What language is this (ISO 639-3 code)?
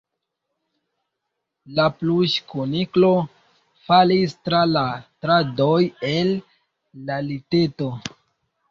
epo